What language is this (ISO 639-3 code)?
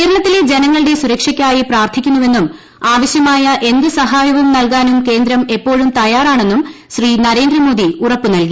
mal